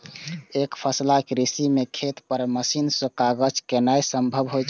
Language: Maithili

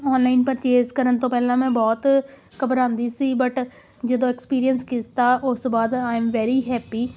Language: Punjabi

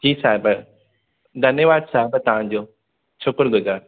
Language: Sindhi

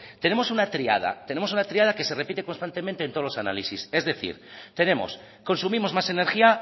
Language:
Spanish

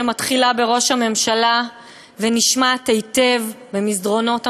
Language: Hebrew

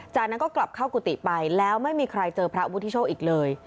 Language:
Thai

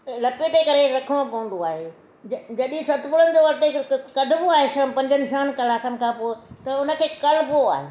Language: Sindhi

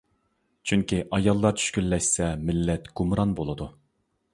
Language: Uyghur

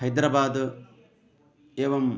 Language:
Sanskrit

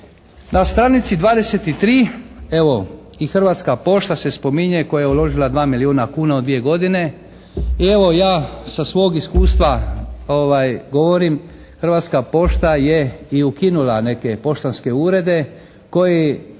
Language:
Croatian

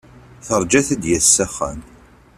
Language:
Kabyle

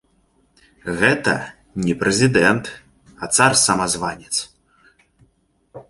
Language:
Belarusian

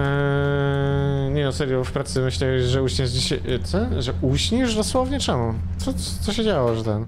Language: Polish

